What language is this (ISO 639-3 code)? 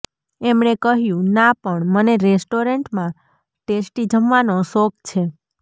guj